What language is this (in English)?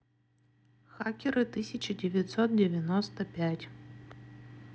Russian